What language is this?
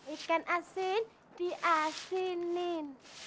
Indonesian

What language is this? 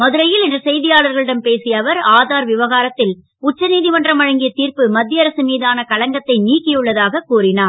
Tamil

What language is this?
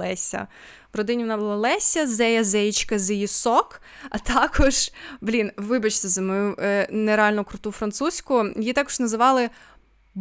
Ukrainian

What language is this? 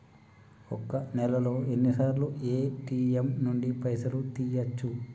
Telugu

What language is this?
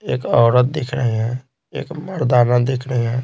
Hindi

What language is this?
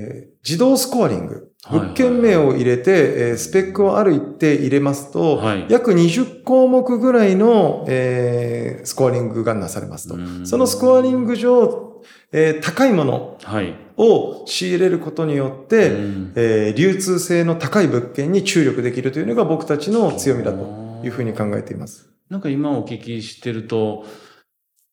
Japanese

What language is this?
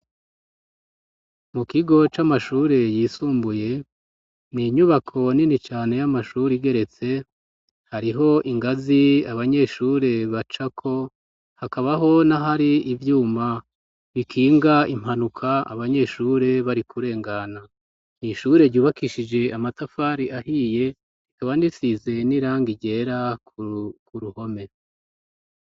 Rundi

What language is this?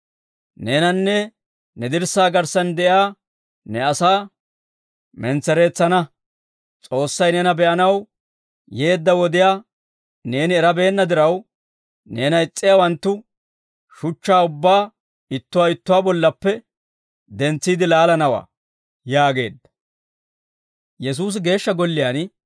Dawro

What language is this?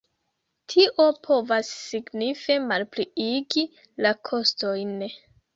Esperanto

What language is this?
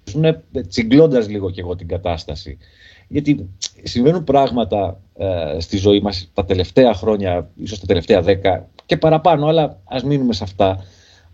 Greek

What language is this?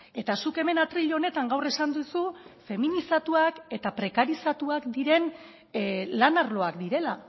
Basque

